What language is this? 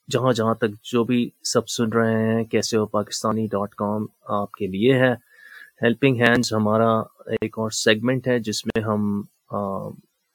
Urdu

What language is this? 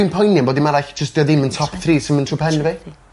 Welsh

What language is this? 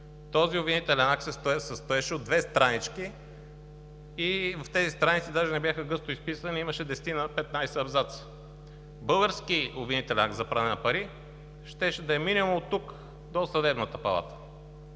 Bulgarian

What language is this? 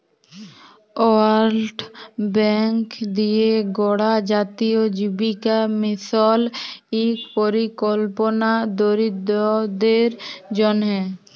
Bangla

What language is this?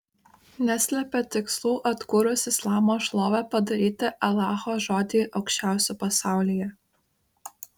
Lithuanian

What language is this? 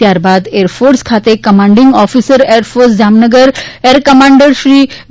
Gujarati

